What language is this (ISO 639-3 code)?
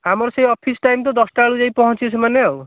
ori